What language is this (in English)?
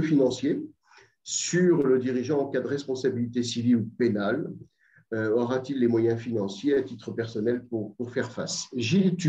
French